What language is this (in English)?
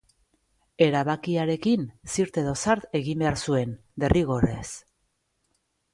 Basque